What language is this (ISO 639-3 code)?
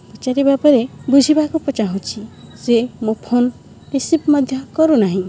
ori